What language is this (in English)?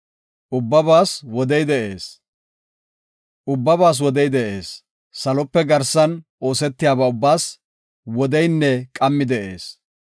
Gofa